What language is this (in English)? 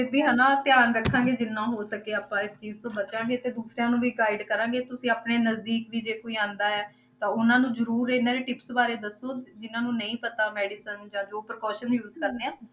Punjabi